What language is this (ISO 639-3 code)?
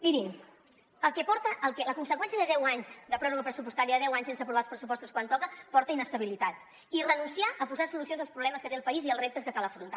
cat